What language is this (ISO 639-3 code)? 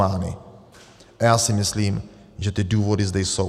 ces